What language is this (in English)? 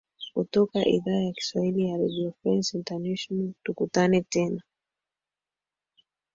Swahili